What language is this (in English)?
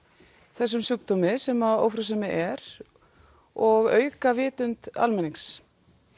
Icelandic